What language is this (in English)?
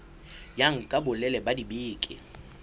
Southern Sotho